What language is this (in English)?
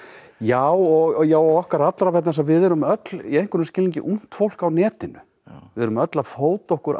Icelandic